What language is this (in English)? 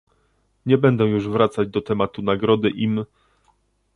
Polish